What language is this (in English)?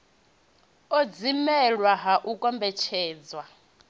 Venda